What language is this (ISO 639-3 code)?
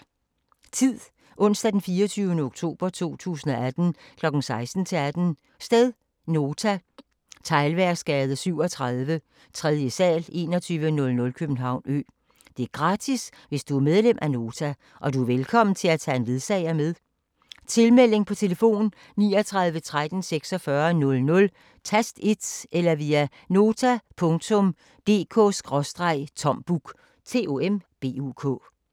dan